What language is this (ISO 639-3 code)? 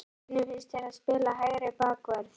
isl